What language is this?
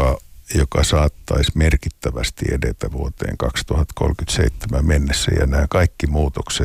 Finnish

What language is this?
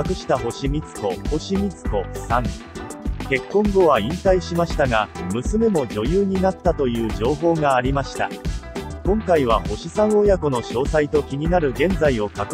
Japanese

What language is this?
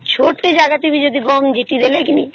Odia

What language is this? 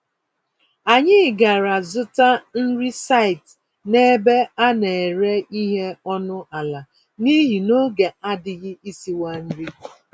Igbo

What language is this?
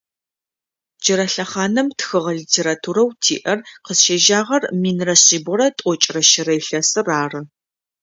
Adyghe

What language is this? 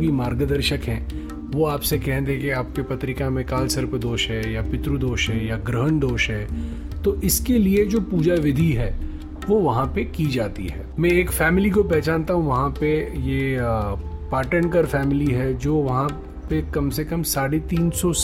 Hindi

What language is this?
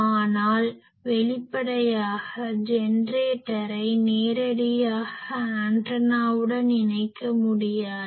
Tamil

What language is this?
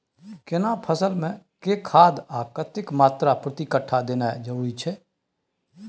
Maithili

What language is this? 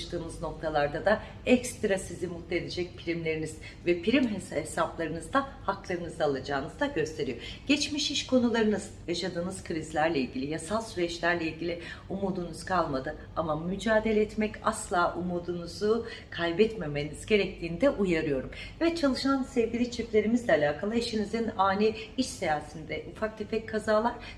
Turkish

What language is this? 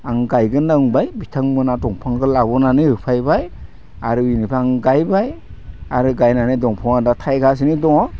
Bodo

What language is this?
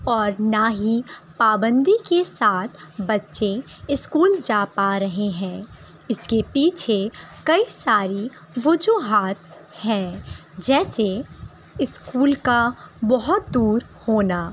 Urdu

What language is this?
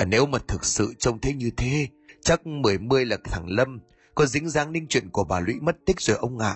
Vietnamese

